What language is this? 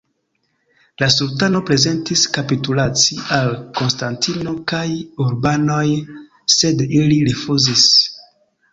Esperanto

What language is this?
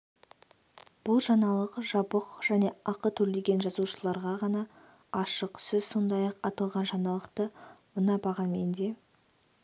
Kazakh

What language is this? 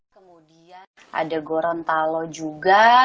Indonesian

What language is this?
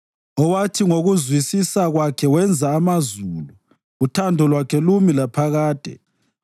North Ndebele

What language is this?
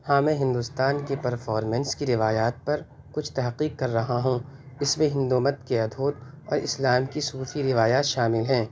Urdu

